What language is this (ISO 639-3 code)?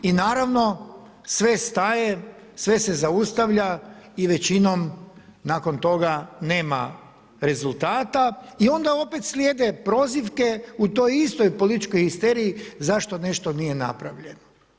hrv